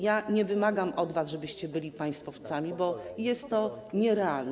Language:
Polish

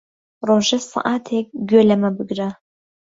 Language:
Central Kurdish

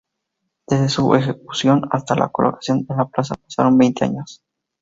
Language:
Spanish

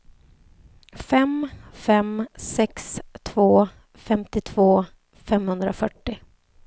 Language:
Swedish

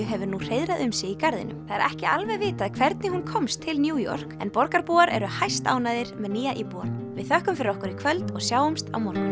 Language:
Icelandic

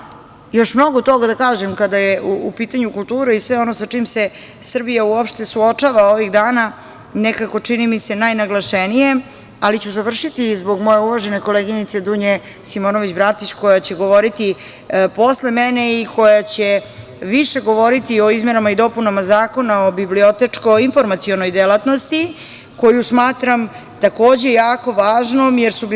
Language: Serbian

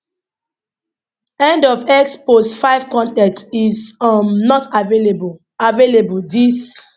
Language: Nigerian Pidgin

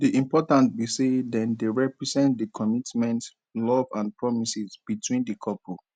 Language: Nigerian Pidgin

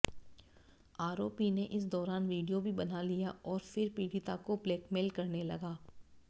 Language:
Hindi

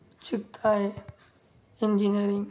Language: Marathi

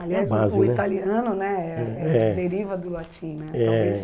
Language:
Portuguese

